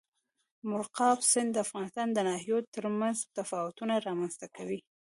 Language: Pashto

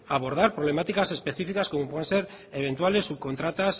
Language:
Spanish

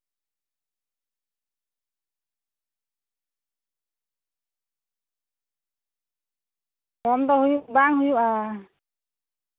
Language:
Santali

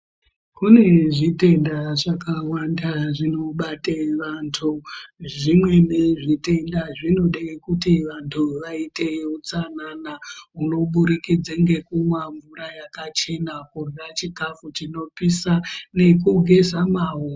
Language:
Ndau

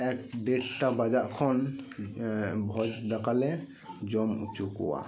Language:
Santali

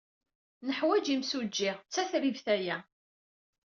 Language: Kabyle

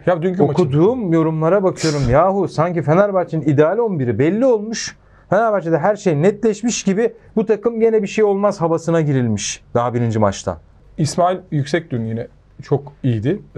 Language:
Turkish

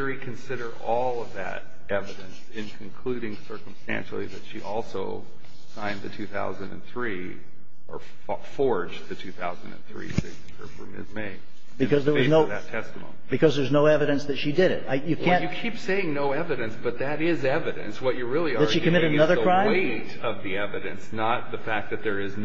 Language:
English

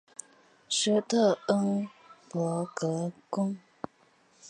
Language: Chinese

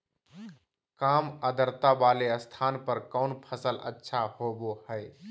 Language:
Magahi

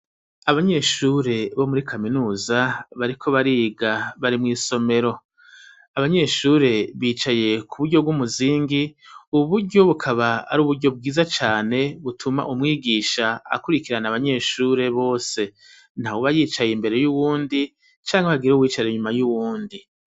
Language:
Rundi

